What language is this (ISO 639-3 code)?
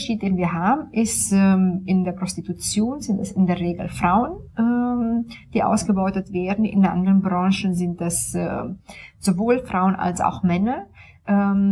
deu